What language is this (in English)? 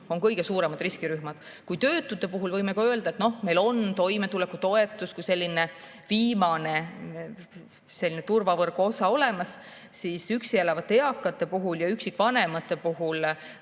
Estonian